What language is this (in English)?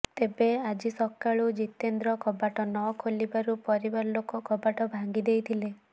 Odia